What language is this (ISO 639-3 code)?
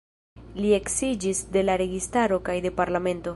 epo